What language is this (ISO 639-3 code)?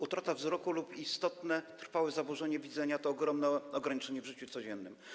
pol